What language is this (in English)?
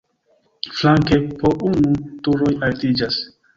Esperanto